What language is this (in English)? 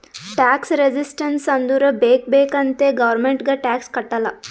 Kannada